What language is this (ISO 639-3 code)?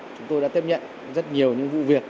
vie